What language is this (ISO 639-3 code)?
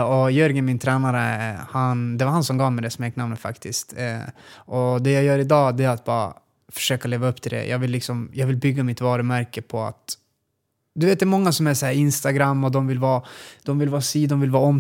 swe